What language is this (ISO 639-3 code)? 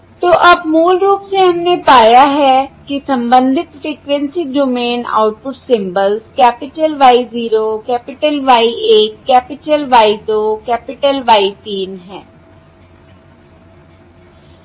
hin